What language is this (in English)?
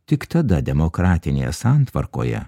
Lithuanian